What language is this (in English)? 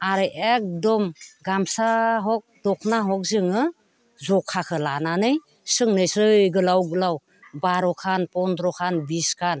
Bodo